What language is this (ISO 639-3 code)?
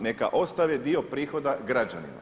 hrv